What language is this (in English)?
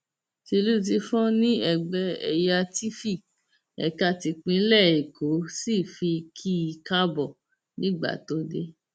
Yoruba